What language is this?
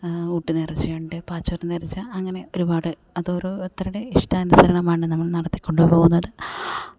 Malayalam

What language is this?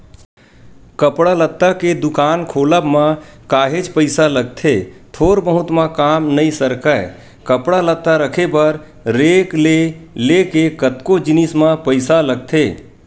Chhattisgarhi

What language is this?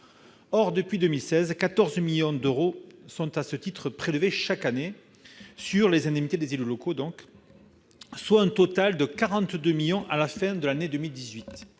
French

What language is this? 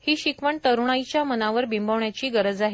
Marathi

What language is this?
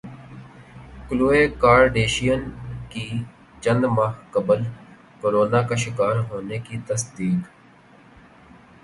Urdu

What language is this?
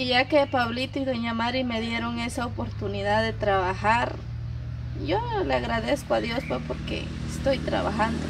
Spanish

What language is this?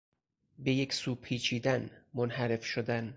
Persian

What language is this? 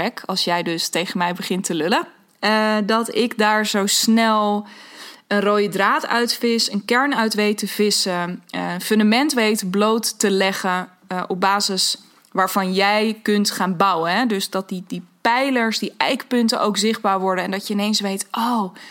Dutch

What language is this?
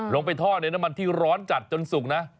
Thai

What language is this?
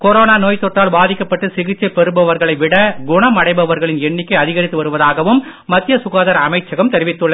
Tamil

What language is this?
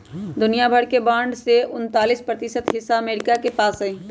Magahi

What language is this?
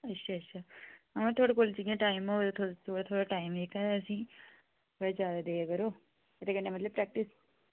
Dogri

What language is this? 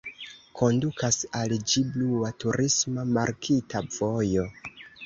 Esperanto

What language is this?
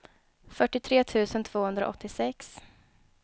Swedish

